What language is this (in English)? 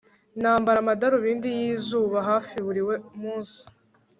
Kinyarwanda